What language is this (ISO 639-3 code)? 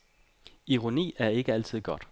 dan